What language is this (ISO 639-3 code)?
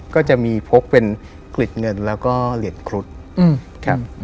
tha